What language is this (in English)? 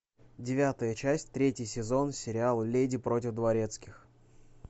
Russian